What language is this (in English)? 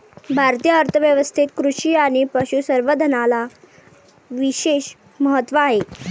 Marathi